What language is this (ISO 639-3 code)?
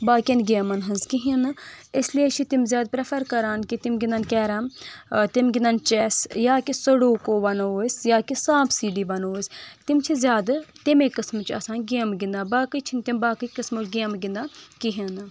kas